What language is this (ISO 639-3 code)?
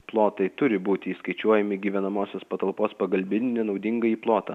lit